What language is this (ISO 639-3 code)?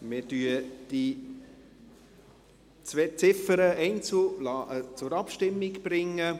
gsw